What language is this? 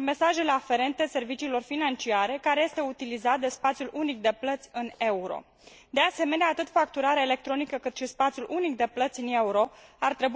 Romanian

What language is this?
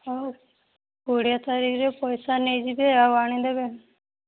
Odia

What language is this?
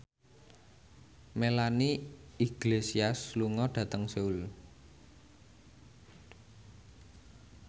Javanese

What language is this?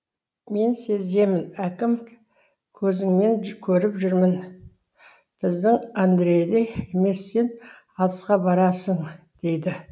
Kazakh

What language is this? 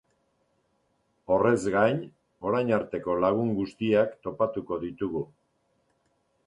Basque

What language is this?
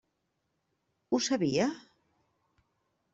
Catalan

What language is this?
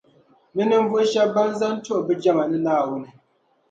Dagbani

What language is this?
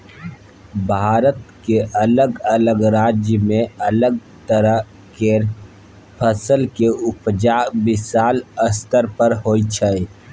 Maithili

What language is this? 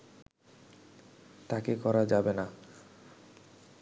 Bangla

